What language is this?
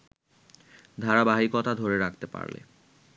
Bangla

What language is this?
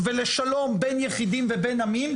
Hebrew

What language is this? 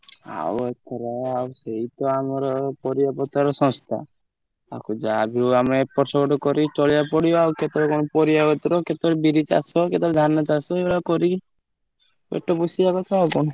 Odia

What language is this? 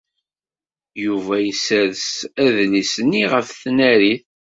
Kabyle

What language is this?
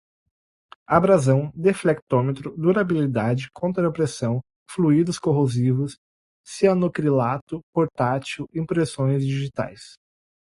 Portuguese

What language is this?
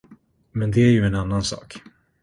Swedish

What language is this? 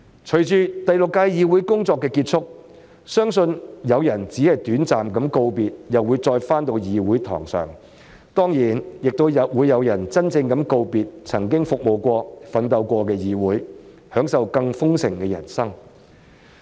Cantonese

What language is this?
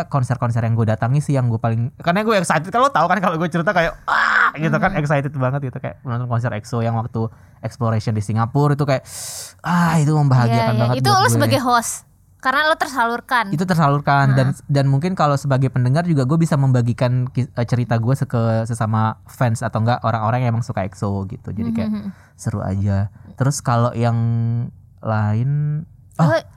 Indonesian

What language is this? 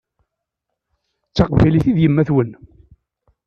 Kabyle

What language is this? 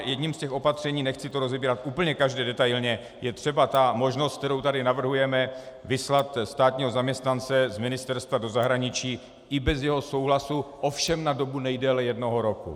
Czech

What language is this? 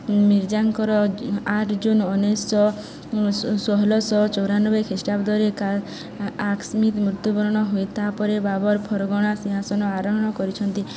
Odia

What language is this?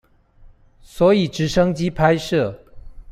Chinese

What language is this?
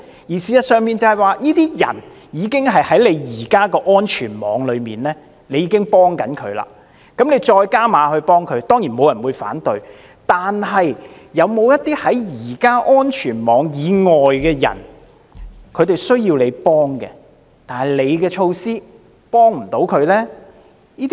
Cantonese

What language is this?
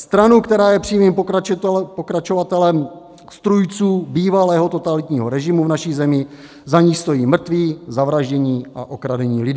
Czech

